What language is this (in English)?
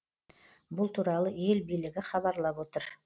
Kazakh